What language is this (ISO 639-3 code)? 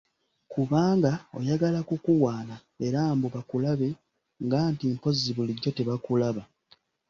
lug